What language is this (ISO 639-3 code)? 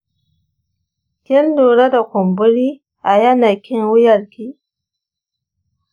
hau